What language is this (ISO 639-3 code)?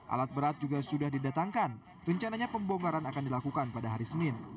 ind